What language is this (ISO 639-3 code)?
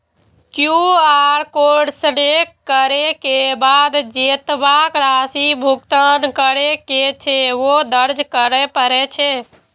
mai